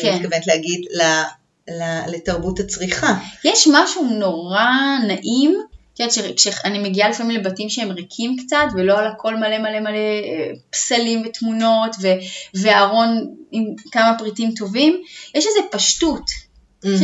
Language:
Hebrew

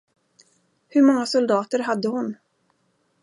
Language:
Swedish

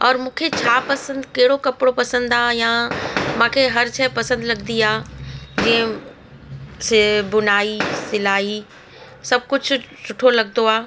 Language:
Sindhi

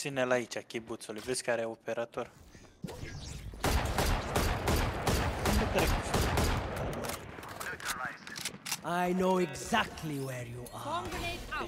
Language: Romanian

